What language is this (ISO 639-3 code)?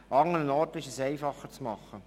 gsw